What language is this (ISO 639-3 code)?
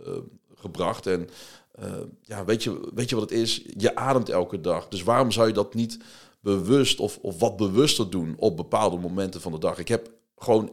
nld